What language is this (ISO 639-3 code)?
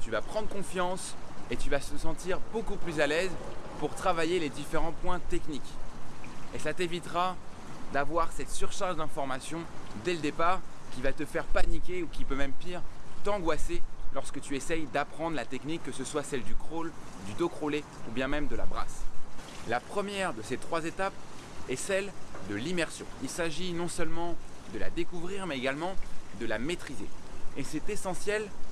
fra